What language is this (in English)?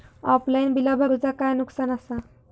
Marathi